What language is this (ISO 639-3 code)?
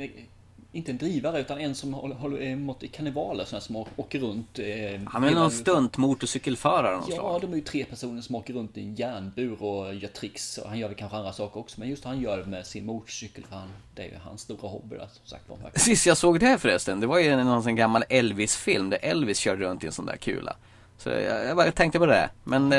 swe